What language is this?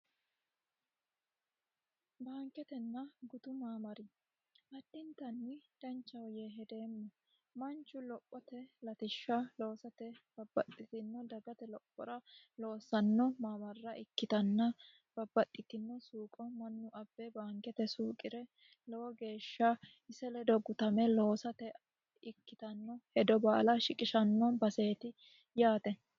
Sidamo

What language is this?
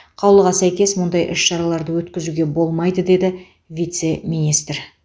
Kazakh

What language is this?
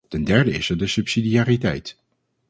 Dutch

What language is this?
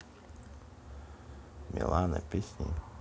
Russian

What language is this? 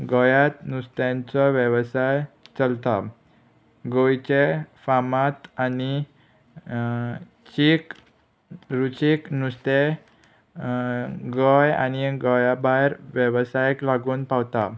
Konkani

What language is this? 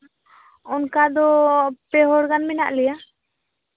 Santali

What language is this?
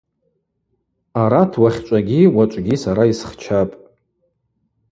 Abaza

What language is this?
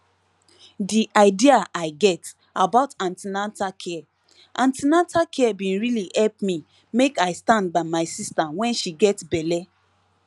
Nigerian Pidgin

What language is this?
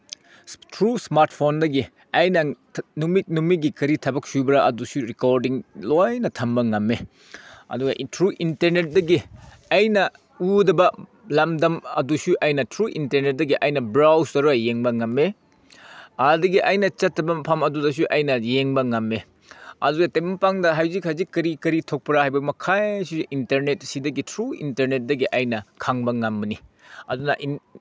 Manipuri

